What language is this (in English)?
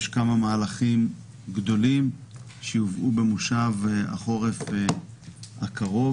Hebrew